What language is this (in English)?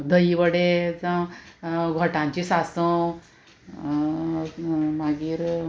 Konkani